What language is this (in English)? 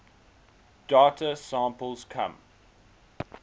English